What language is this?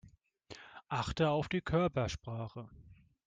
German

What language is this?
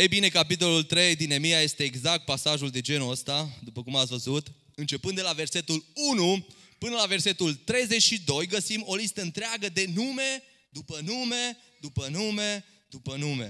Romanian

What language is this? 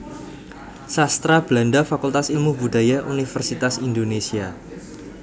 Javanese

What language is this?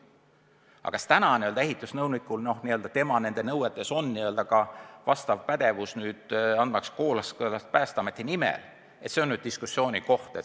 Estonian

